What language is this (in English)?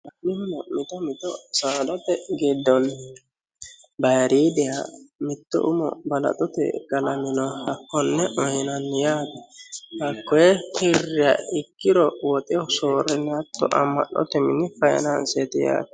Sidamo